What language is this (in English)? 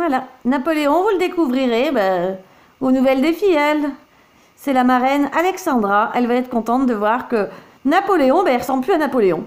French